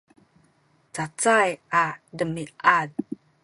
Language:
Sakizaya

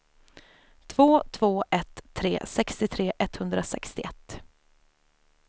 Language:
Swedish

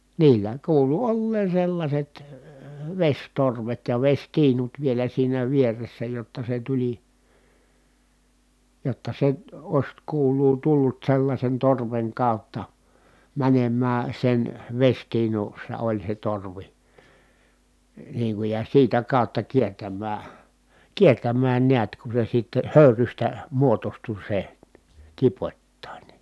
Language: Finnish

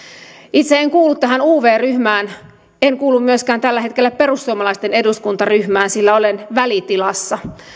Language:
Finnish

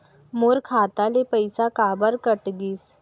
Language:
Chhattisgarhi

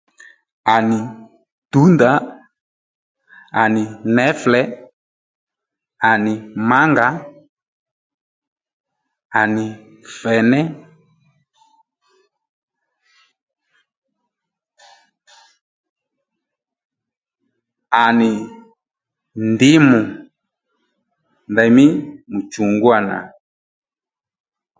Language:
Lendu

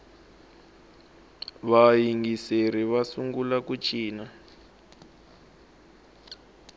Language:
Tsonga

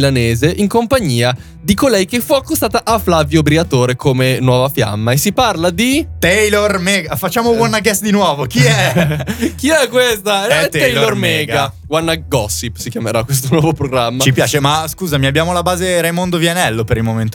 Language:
Italian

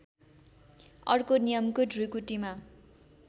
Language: Nepali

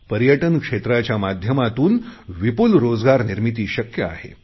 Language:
Marathi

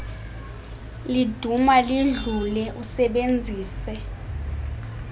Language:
Xhosa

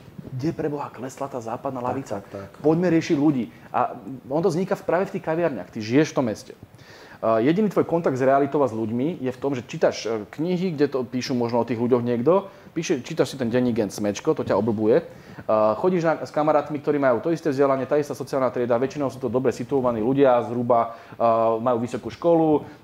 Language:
Slovak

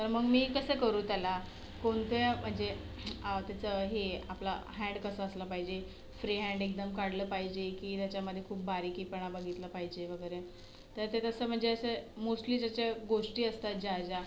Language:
Marathi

